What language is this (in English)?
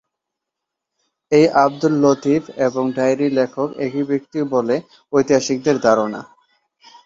Bangla